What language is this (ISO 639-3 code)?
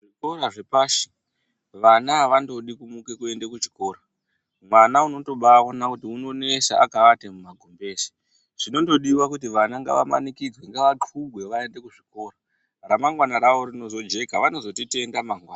ndc